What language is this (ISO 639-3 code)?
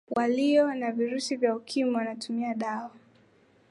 swa